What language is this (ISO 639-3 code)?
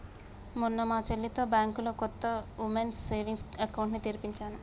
tel